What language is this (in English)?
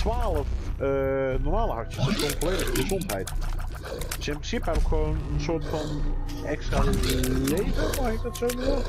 Dutch